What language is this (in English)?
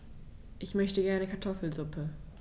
German